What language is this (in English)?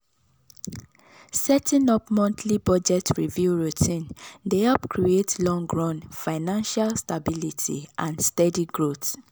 Nigerian Pidgin